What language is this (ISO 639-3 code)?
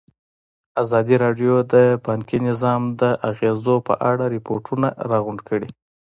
pus